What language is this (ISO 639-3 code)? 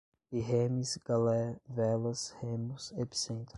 por